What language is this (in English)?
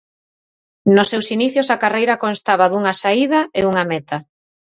Galician